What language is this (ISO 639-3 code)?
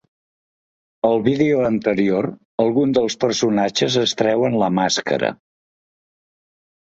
cat